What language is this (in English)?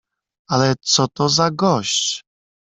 Polish